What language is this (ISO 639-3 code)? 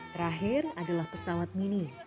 ind